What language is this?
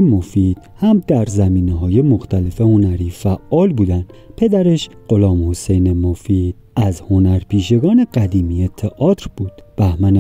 Persian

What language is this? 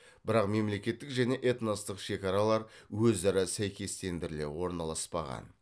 Kazakh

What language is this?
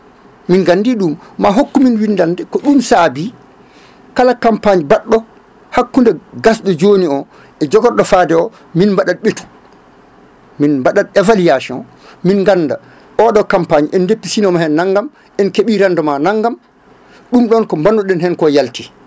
Fula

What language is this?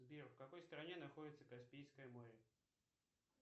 Russian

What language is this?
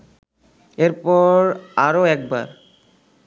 Bangla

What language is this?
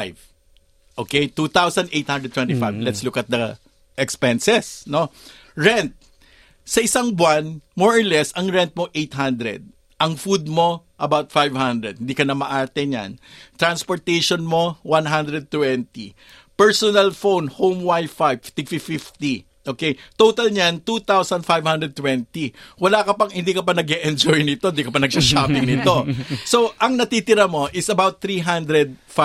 Filipino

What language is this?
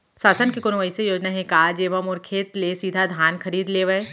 Chhattisgarhi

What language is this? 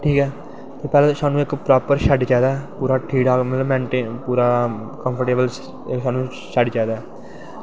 Dogri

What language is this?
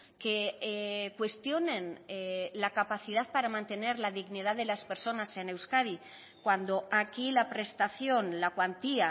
Spanish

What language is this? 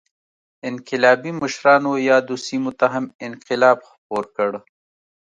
Pashto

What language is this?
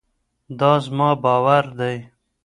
Pashto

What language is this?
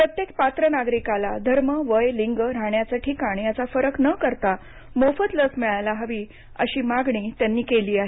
Marathi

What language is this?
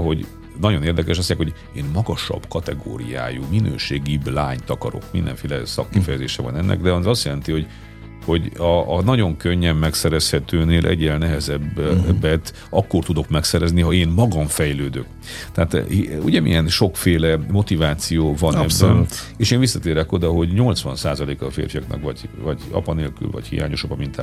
Hungarian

